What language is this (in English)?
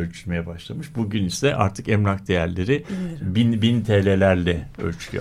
Turkish